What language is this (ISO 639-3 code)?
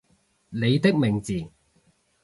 yue